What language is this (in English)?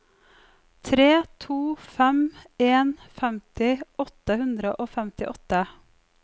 Norwegian